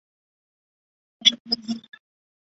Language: Chinese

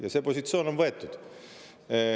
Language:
Estonian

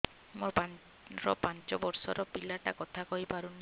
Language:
Odia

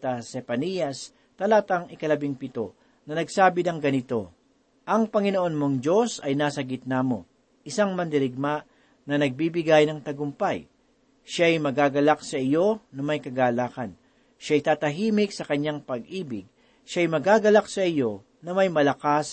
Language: Filipino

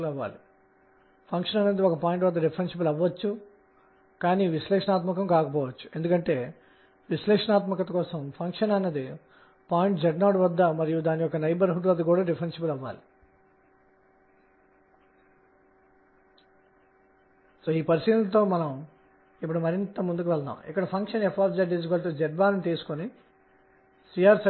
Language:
Telugu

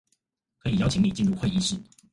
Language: Chinese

